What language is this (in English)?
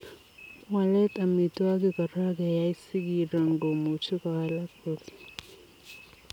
Kalenjin